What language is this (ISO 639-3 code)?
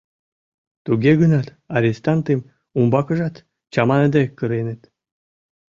chm